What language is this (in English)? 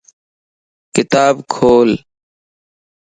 Lasi